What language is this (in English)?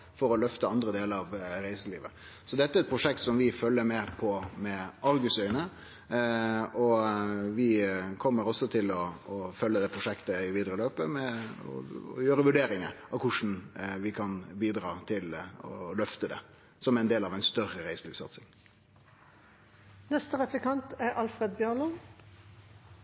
Norwegian Nynorsk